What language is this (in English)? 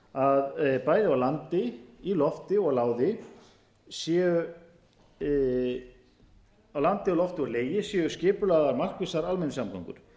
Icelandic